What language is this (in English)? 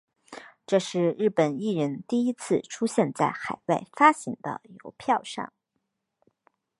Chinese